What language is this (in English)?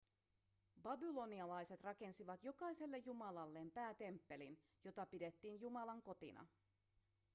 Finnish